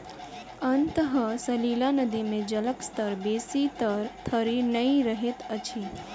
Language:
Maithili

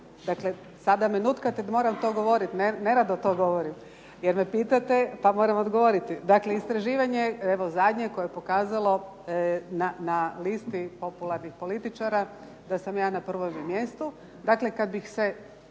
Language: Croatian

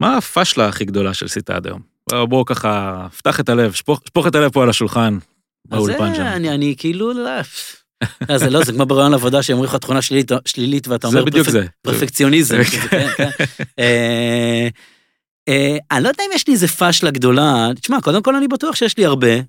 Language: Hebrew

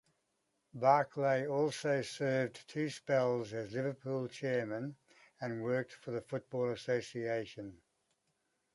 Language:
English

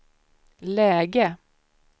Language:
Swedish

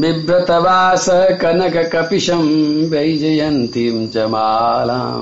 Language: Hindi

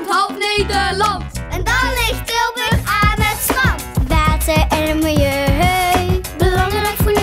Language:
Dutch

